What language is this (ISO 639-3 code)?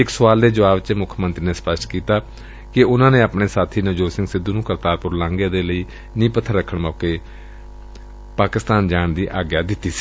pan